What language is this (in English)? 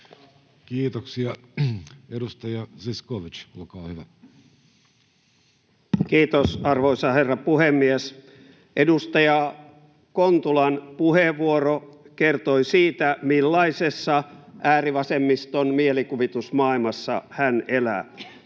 Finnish